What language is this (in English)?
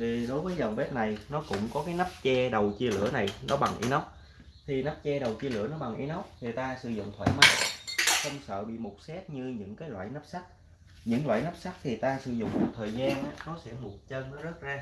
Vietnamese